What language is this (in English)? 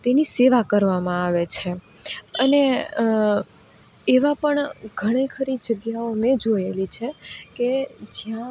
Gujarati